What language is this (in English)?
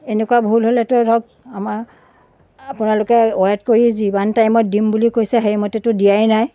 Assamese